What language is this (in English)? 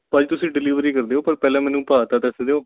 Punjabi